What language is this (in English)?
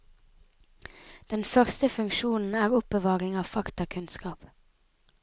Norwegian